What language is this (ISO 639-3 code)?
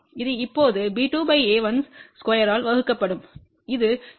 tam